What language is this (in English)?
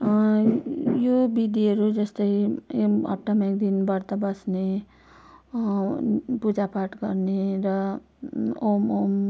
Nepali